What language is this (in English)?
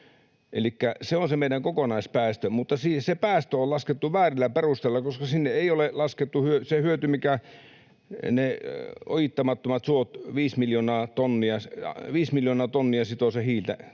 Finnish